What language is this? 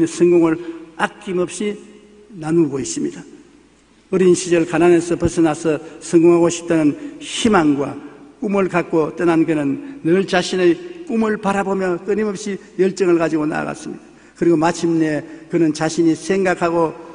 Korean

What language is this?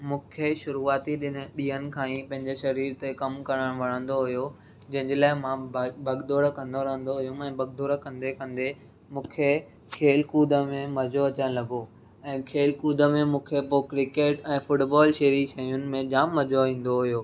Sindhi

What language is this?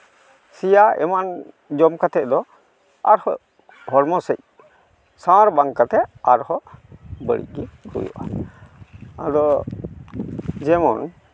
Santali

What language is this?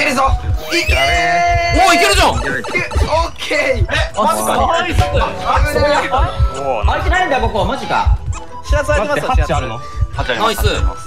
Japanese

